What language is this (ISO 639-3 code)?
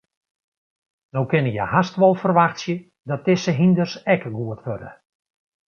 fry